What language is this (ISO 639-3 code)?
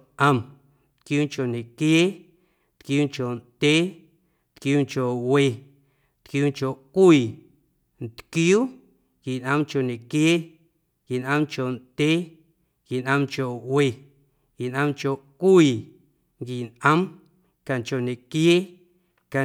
amu